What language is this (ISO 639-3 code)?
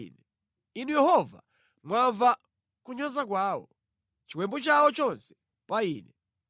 nya